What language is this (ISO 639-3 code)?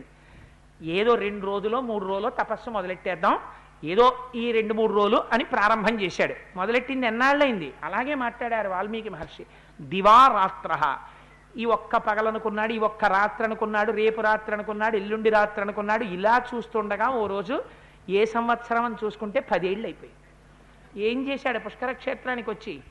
tel